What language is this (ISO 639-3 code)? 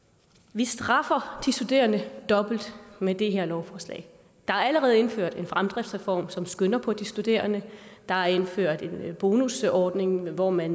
dan